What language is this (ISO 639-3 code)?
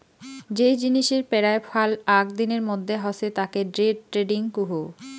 ben